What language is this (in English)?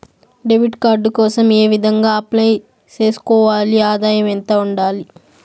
Telugu